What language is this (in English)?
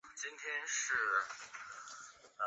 Chinese